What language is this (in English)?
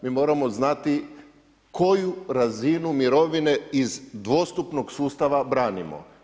Croatian